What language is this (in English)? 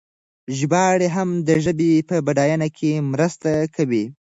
Pashto